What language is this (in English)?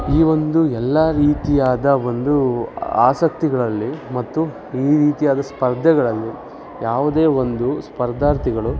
Kannada